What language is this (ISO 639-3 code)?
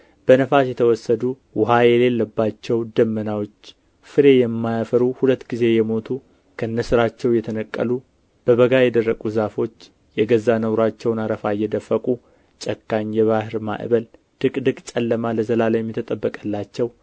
amh